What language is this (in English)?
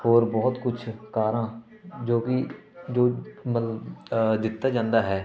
Punjabi